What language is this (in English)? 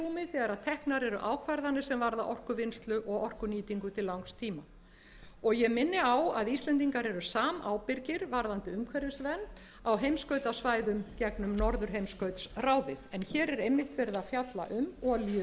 Icelandic